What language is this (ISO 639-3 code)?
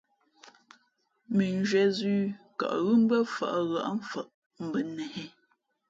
fmp